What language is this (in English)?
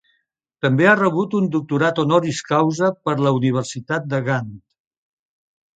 Catalan